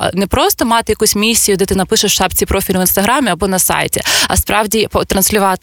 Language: Ukrainian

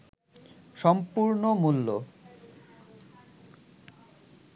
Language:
Bangla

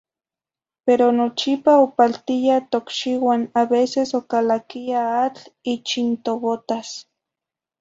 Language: Zacatlán-Ahuacatlán-Tepetzintla Nahuatl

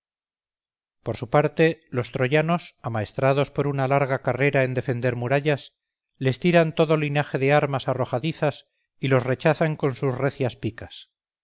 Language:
Spanish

